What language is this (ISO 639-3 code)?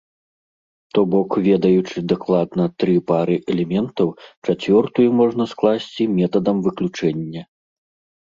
bel